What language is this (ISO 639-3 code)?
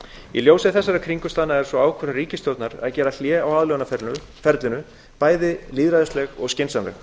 isl